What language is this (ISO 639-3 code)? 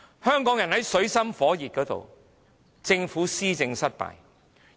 yue